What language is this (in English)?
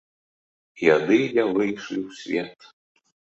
Belarusian